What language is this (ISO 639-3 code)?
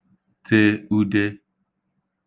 ibo